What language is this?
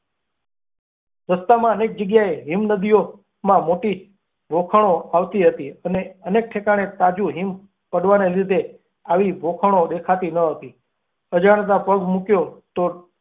Gujarati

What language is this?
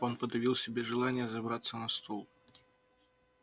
Russian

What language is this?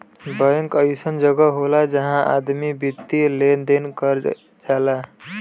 Bhojpuri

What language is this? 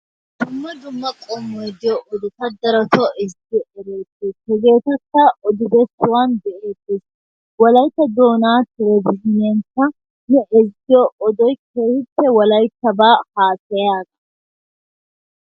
Wolaytta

